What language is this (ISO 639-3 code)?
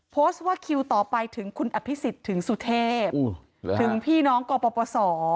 tha